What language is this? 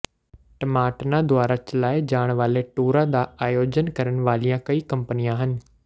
Punjabi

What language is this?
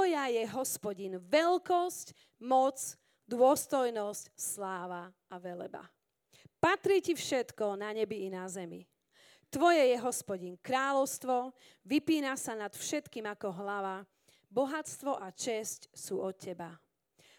Slovak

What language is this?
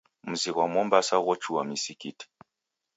Taita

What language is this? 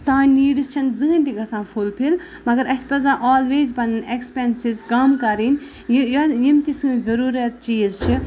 Kashmiri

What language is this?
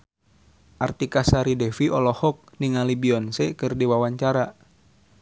Sundanese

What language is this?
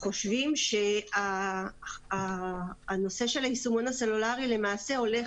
Hebrew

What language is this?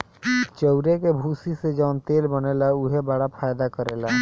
Bhojpuri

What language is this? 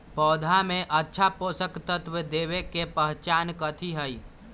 Magahi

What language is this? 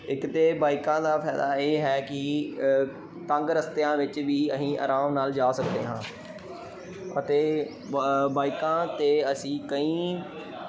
Punjabi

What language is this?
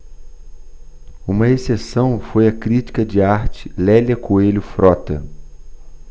Portuguese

